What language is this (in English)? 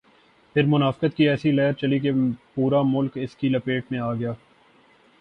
Urdu